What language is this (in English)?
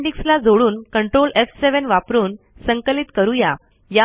Marathi